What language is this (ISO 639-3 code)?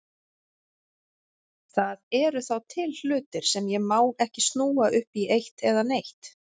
isl